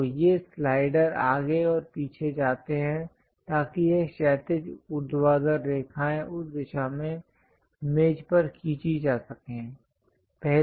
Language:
Hindi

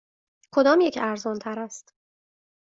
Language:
Persian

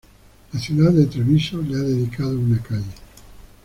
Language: Spanish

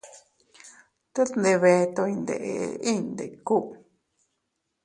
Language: Teutila Cuicatec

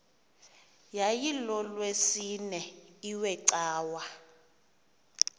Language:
Xhosa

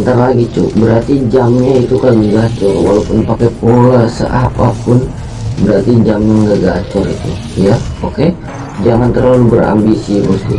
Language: Indonesian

